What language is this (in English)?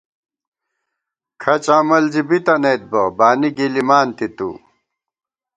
Gawar-Bati